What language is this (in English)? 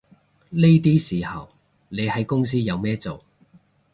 Cantonese